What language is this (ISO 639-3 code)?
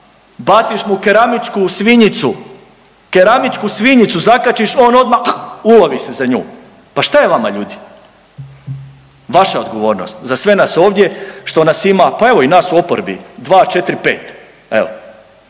hrv